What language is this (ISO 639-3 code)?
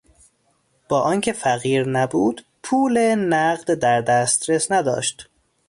fas